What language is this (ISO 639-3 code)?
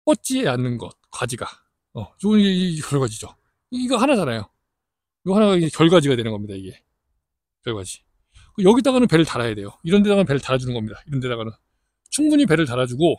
kor